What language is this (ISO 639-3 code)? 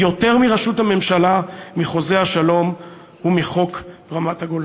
heb